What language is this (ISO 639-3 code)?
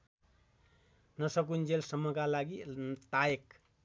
nep